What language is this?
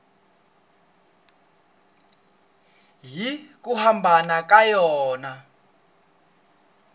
Tsonga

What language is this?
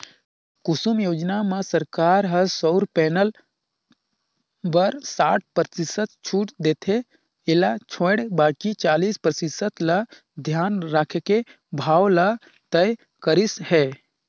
Chhattisgarhi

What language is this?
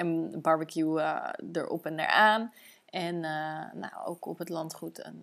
Dutch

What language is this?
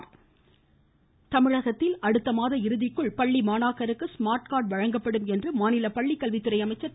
Tamil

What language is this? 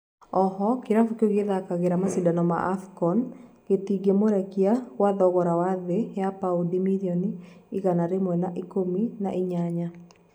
Kikuyu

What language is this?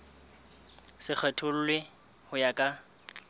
Southern Sotho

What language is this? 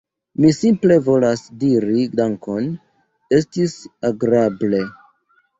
Esperanto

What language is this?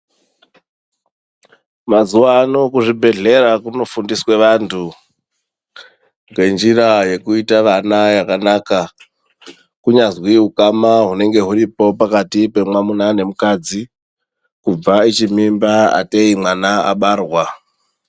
Ndau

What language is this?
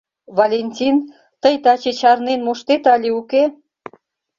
Mari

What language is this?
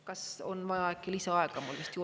Estonian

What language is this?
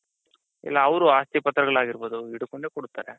Kannada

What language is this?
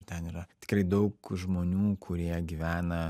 Lithuanian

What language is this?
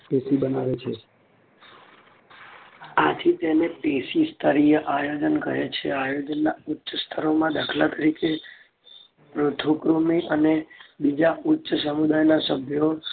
Gujarati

